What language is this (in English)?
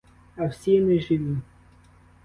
Ukrainian